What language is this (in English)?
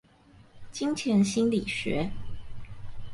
Chinese